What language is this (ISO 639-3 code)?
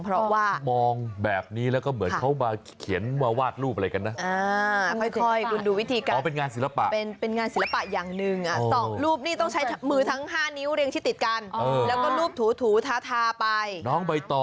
tha